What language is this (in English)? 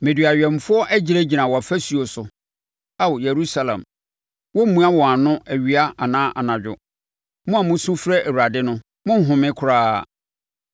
Akan